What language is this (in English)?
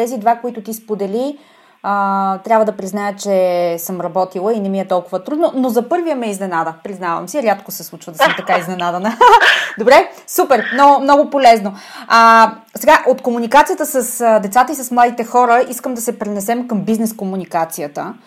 Bulgarian